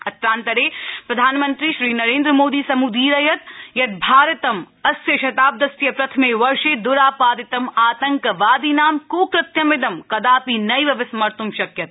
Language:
Sanskrit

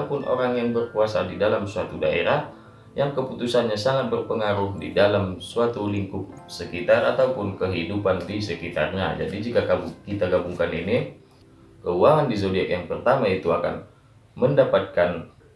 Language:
Indonesian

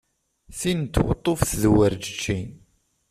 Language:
Kabyle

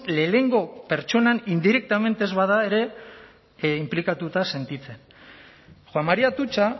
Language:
Basque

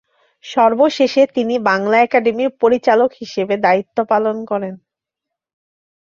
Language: Bangla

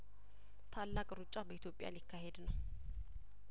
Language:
Amharic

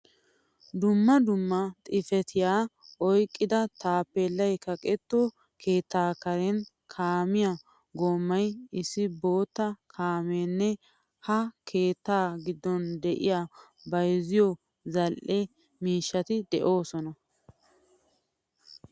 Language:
Wolaytta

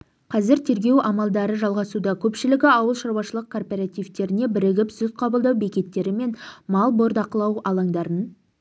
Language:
Kazakh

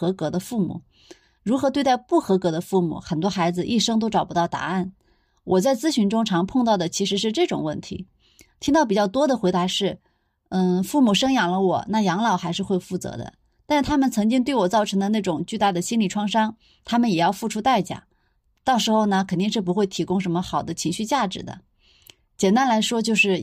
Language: Chinese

